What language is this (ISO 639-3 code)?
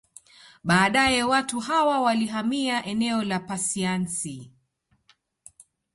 swa